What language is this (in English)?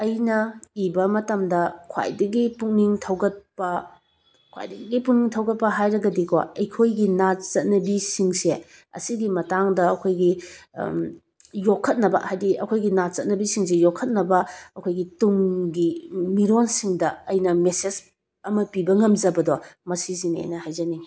Manipuri